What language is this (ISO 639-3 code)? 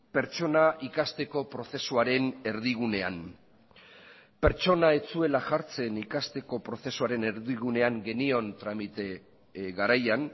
eus